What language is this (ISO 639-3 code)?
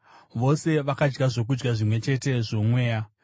sna